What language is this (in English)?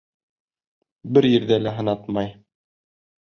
Bashkir